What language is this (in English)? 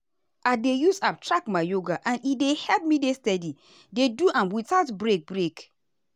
Nigerian Pidgin